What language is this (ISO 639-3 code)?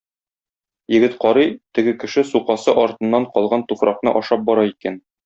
tat